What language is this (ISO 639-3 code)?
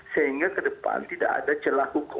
ind